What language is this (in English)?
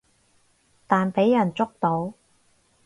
Cantonese